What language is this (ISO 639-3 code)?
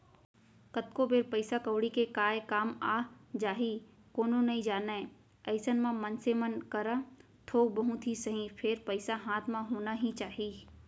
hne